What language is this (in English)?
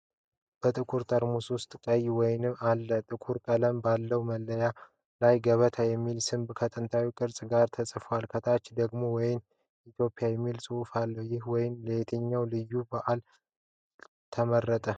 Amharic